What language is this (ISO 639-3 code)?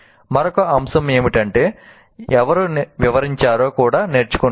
tel